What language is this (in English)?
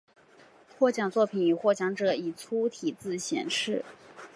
Chinese